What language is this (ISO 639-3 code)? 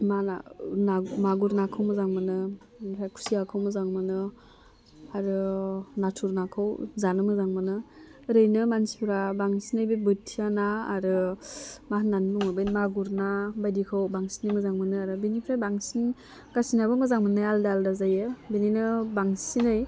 brx